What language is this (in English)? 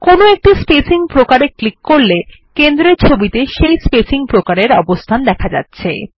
Bangla